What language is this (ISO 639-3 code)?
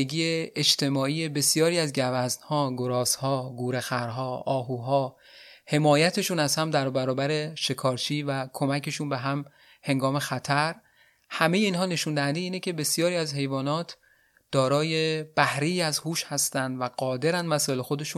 fas